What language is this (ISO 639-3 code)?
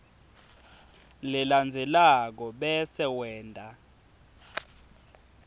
ssw